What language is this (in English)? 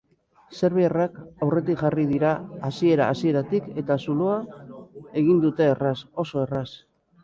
Basque